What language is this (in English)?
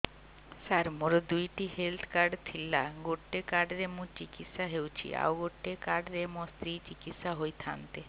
Odia